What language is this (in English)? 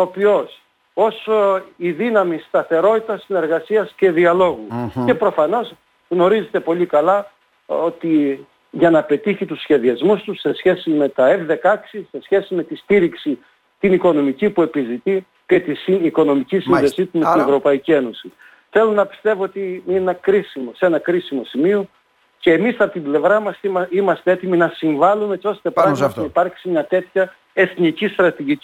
Greek